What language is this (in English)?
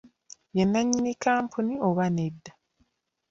Ganda